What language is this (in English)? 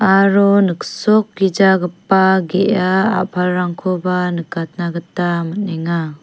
Garo